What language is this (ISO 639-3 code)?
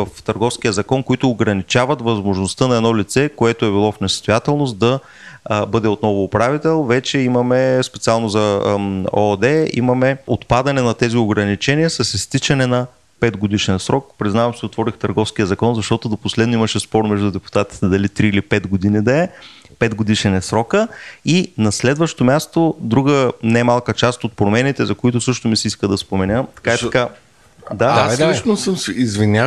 bul